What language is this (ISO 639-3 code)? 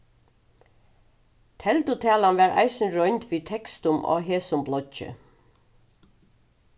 fao